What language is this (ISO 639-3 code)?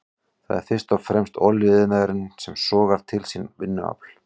isl